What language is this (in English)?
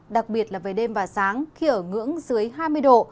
Vietnamese